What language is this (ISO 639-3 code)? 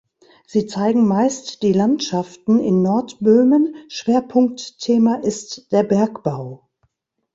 deu